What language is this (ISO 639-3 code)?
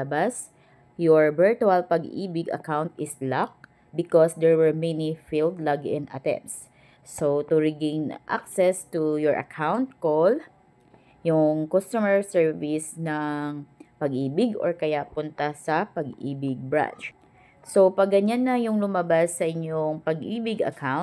fil